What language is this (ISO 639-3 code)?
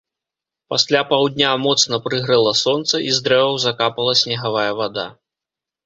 bel